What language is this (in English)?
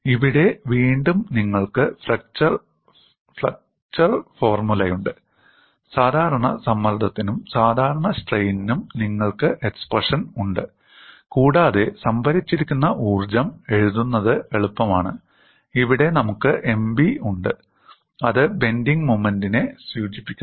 Malayalam